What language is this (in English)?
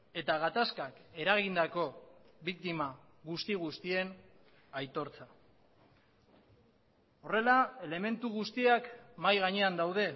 Basque